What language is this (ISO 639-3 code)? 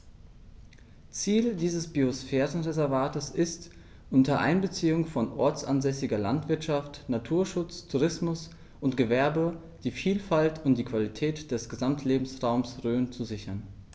deu